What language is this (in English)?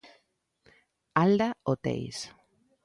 Galician